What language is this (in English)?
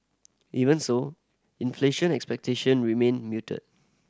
English